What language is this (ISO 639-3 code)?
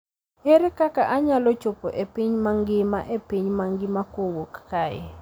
luo